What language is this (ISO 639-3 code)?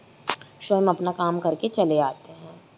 hin